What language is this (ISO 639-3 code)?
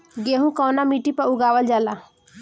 bho